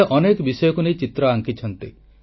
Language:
Odia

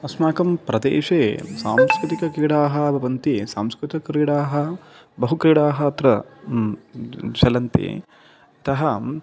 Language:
Sanskrit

